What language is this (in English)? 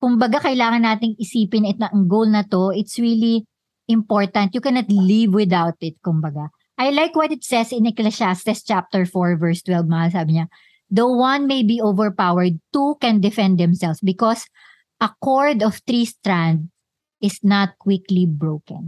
Filipino